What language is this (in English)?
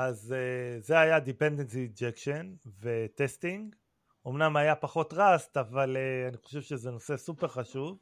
Hebrew